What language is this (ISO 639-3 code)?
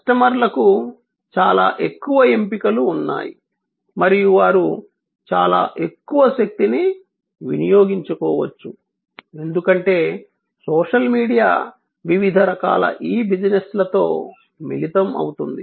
tel